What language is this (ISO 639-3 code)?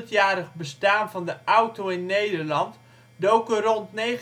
nld